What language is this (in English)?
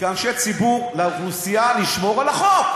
Hebrew